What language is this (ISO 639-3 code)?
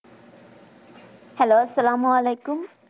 ben